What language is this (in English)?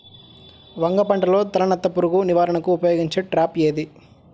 Telugu